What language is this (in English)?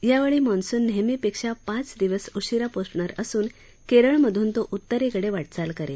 Marathi